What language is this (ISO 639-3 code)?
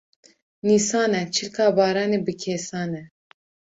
kur